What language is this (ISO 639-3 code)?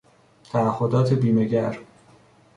fas